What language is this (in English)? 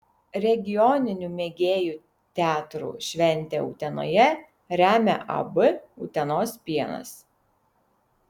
Lithuanian